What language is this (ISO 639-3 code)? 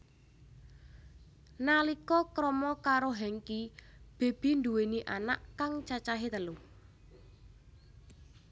jav